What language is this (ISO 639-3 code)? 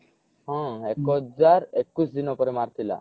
ori